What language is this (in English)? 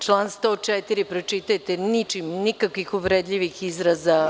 Serbian